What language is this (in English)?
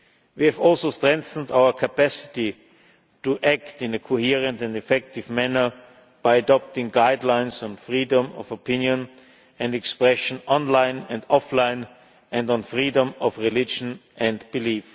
English